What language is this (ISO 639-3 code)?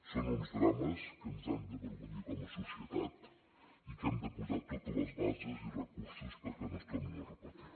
cat